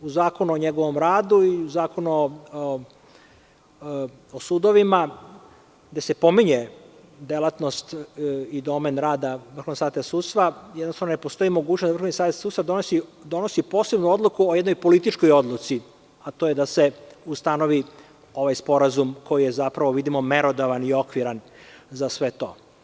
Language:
Serbian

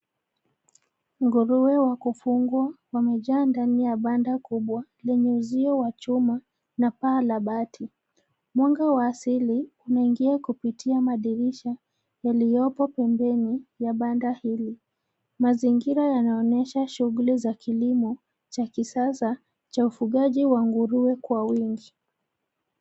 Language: Swahili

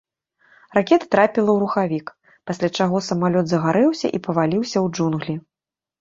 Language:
Belarusian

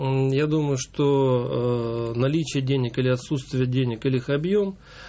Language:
Russian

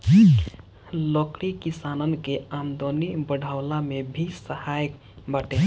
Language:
Bhojpuri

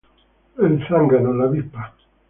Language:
Spanish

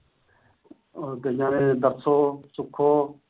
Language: Punjabi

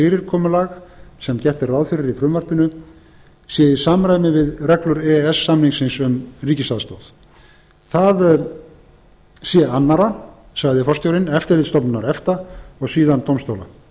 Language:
Icelandic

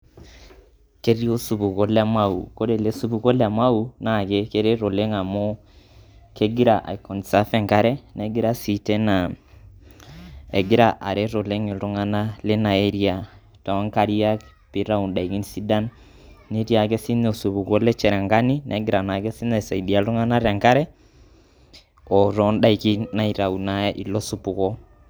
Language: Masai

